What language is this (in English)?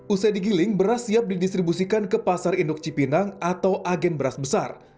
Indonesian